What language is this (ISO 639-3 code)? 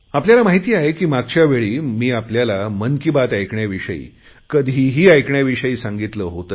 mar